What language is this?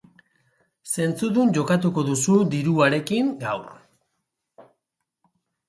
Basque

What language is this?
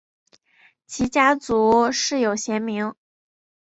Chinese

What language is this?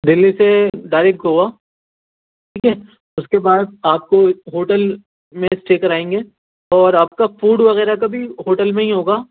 Urdu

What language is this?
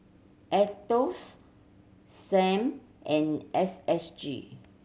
English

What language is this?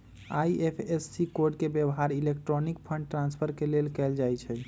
Magahi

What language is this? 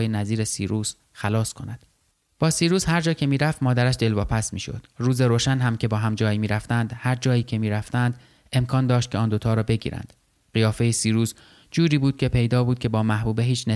Persian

